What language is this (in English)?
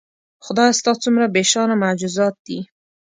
Pashto